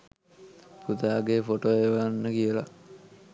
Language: Sinhala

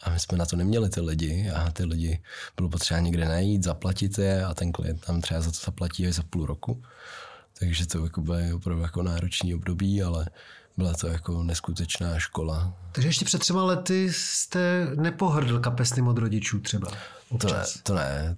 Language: Czech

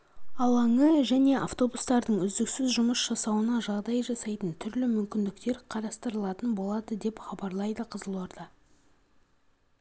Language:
Kazakh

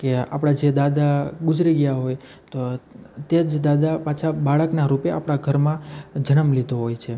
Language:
Gujarati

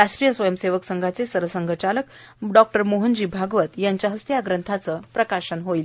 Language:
Marathi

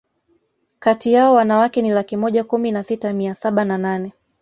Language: Swahili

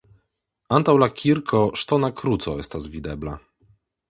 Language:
Esperanto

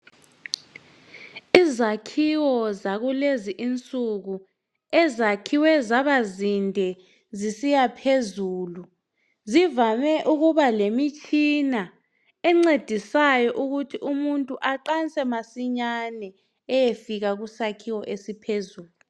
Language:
North Ndebele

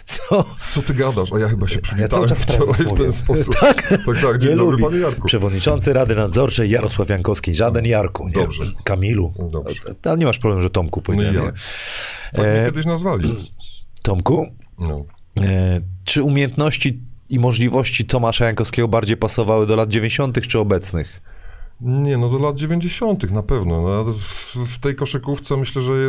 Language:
Polish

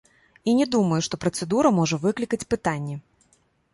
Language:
Belarusian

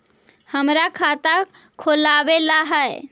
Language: Magahi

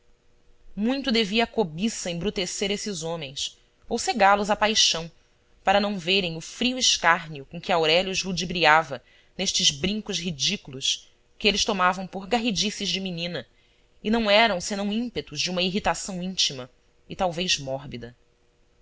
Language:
Portuguese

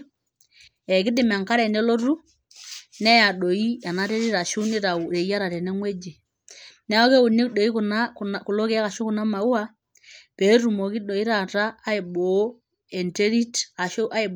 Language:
Masai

